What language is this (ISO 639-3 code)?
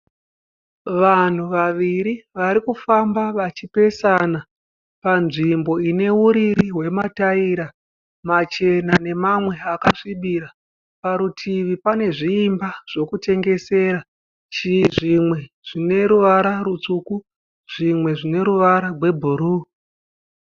sna